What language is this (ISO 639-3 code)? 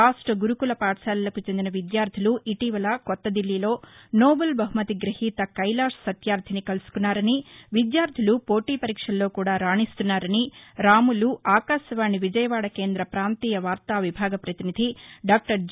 tel